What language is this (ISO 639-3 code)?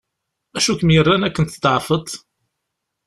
kab